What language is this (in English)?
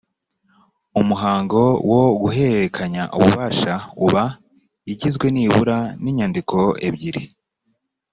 Kinyarwanda